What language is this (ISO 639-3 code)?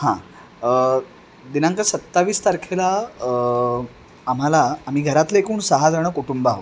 mar